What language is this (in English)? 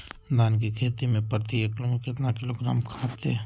Magahi